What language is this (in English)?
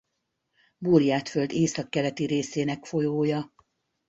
Hungarian